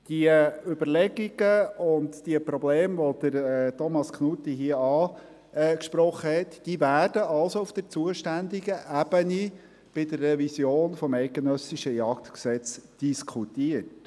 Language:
Swiss German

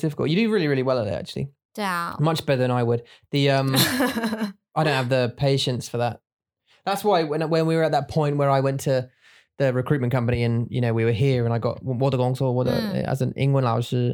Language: English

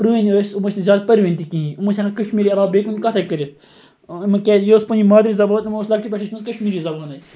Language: Kashmiri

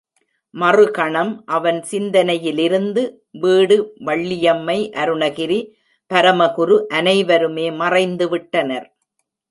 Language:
Tamil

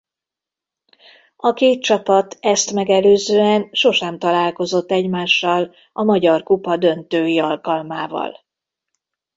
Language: Hungarian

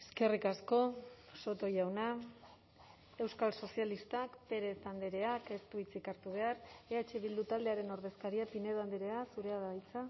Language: Basque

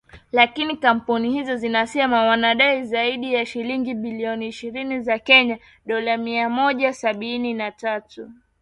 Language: Swahili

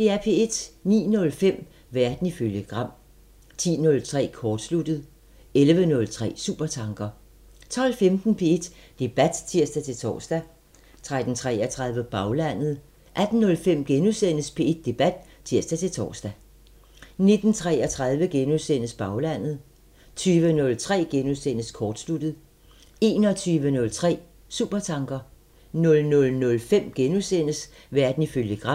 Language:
Danish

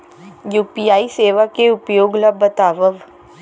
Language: Chhattisgarhi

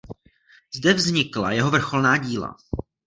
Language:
Czech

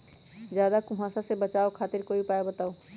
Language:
Magahi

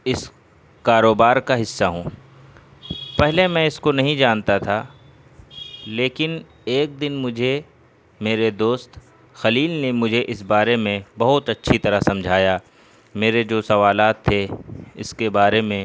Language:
Urdu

